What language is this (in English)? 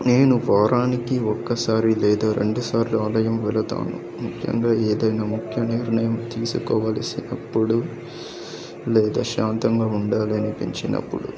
Telugu